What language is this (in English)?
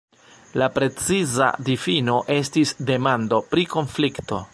Esperanto